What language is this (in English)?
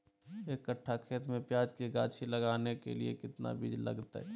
Magahi